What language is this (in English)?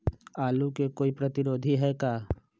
Magahi